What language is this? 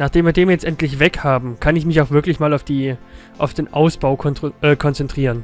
German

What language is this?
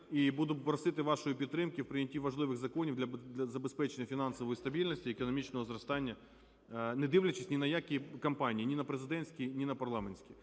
Ukrainian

